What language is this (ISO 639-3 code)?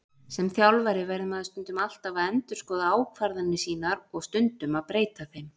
isl